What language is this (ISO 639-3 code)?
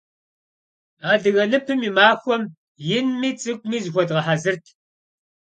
kbd